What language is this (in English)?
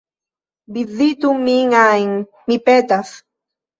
Esperanto